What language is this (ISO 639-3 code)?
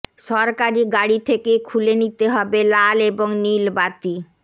ben